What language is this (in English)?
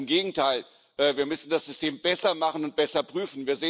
German